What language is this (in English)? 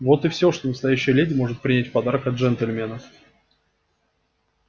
Russian